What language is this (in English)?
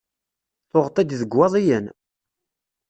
Kabyle